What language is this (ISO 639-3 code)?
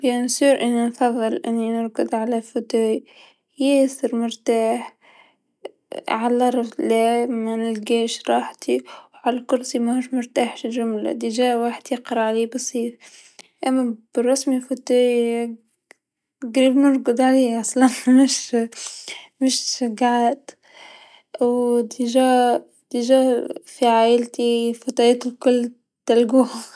aeb